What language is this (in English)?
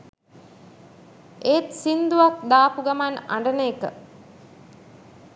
Sinhala